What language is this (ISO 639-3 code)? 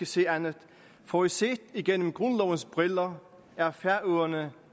dan